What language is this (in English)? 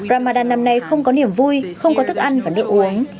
Vietnamese